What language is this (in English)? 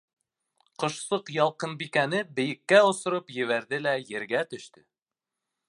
Bashkir